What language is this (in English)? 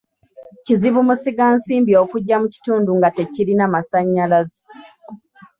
Ganda